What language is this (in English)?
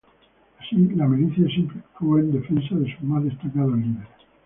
Spanish